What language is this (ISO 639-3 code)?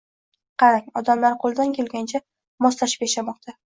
uzb